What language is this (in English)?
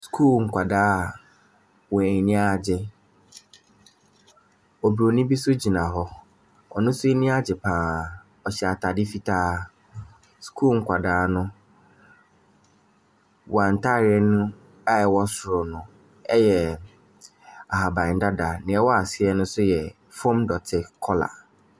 Akan